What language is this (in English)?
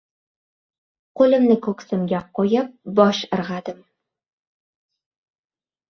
Uzbek